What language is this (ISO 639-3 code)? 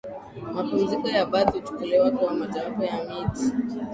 swa